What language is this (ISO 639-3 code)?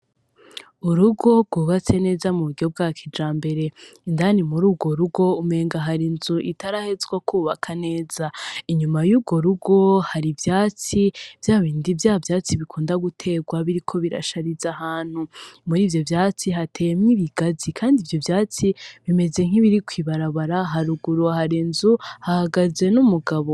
run